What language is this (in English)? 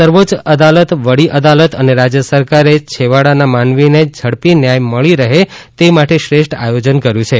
Gujarati